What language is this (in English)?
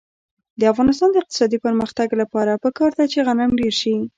Pashto